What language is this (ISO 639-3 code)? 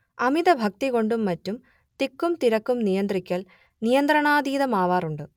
mal